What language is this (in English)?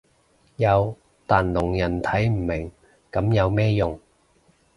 Cantonese